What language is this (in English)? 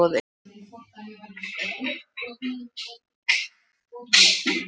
Icelandic